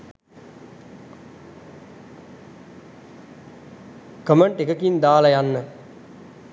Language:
Sinhala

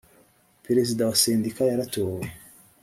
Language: Kinyarwanda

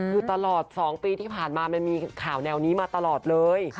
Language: Thai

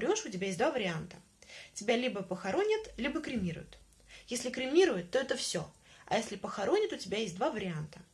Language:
Russian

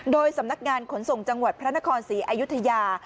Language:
Thai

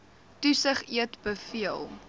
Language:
Afrikaans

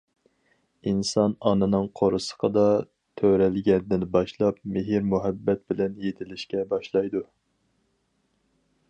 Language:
Uyghur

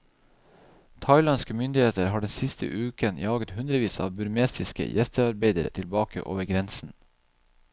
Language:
Norwegian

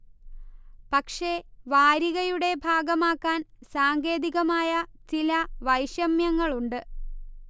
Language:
Malayalam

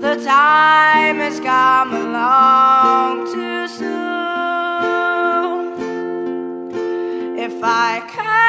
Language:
English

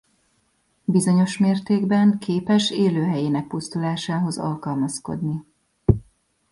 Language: Hungarian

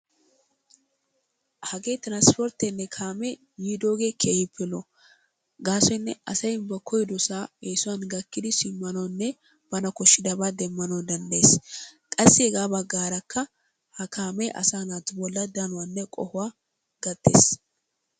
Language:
Wolaytta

